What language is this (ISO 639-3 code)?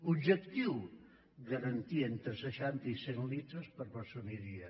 cat